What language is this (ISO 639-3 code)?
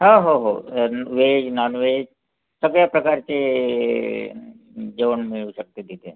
mar